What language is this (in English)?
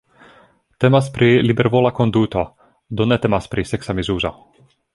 Esperanto